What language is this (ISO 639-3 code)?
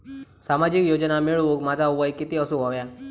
mar